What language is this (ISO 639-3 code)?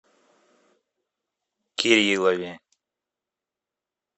rus